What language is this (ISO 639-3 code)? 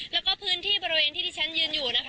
tha